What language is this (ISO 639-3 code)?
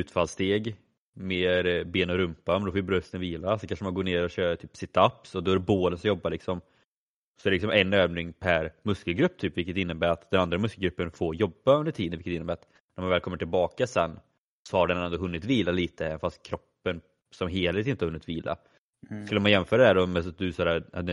swe